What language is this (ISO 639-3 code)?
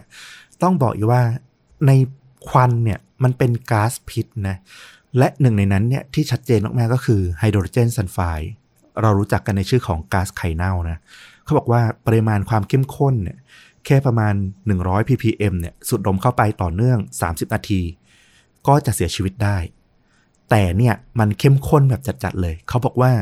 tha